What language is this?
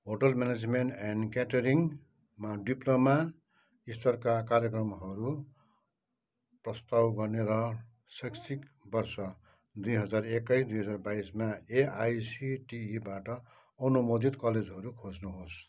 Nepali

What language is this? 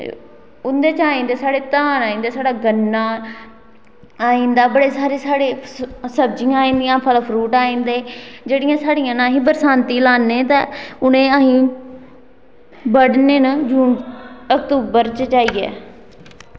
Dogri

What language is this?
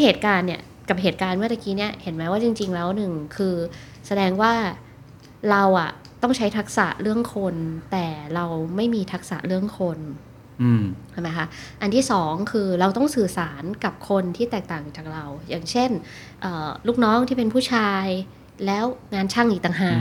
Thai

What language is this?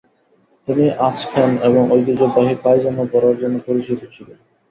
Bangla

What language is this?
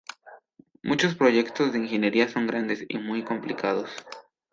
Spanish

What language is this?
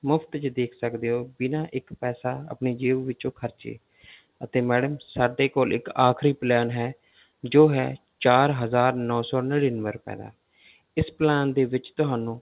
Punjabi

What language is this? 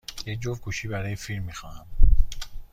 Persian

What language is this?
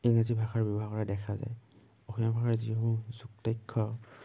Assamese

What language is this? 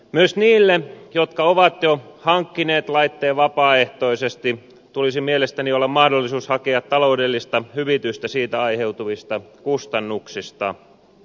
Finnish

